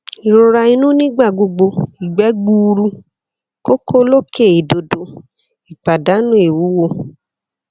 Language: Yoruba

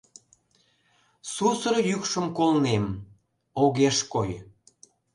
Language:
Mari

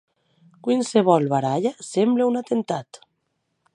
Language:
Occitan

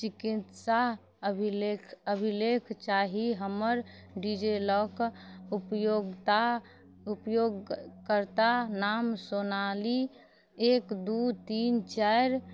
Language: Maithili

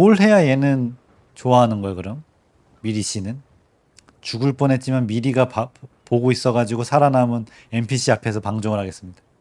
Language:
Korean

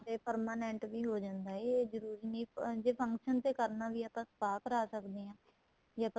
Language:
Punjabi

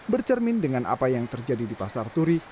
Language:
Indonesian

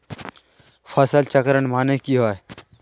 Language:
Magahi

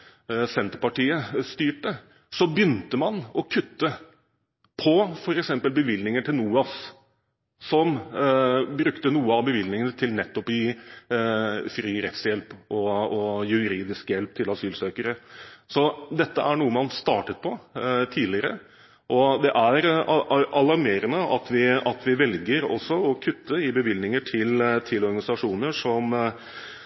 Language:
Norwegian Bokmål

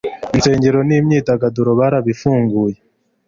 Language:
Kinyarwanda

